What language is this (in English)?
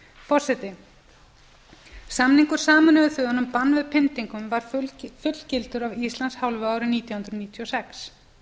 Icelandic